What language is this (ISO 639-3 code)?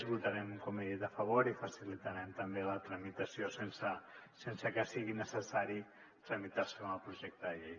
cat